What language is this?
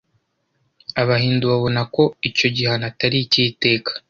Kinyarwanda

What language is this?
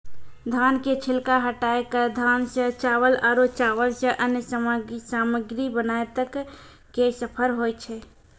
Maithili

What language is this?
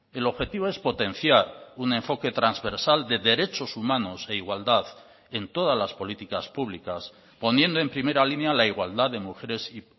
Spanish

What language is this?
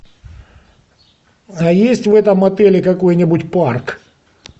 Russian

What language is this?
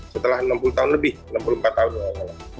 Indonesian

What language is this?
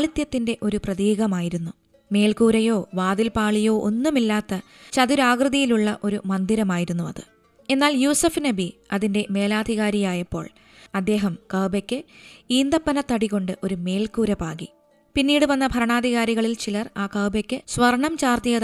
Malayalam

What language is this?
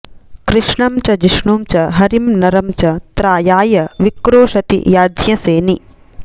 Sanskrit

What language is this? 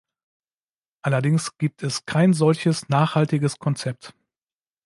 German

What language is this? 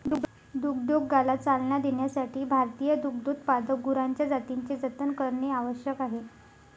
Marathi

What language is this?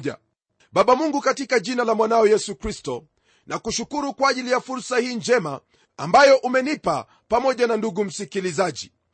Swahili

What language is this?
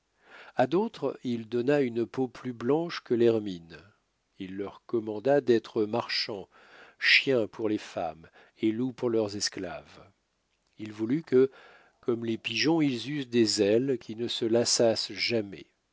French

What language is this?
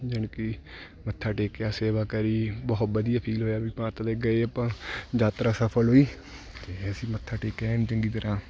Punjabi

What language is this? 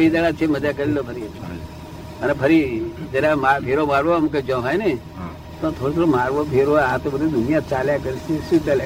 Gujarati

